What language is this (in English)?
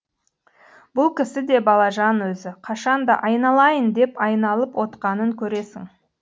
Kazakh